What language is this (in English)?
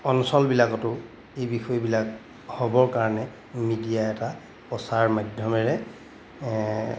Assamese